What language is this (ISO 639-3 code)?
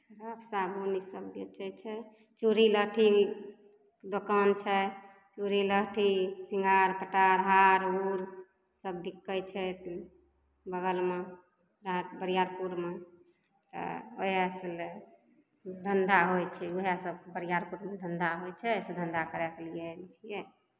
mai